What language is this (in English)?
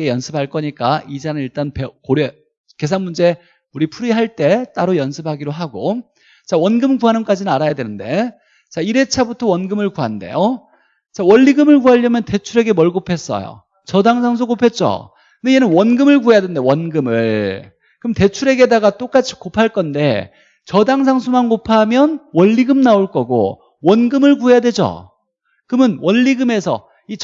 Korean